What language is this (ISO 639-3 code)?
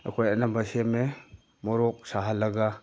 mni